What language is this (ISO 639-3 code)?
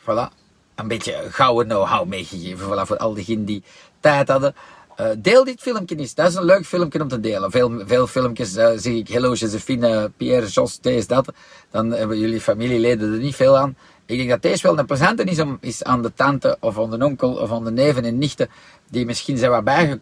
nld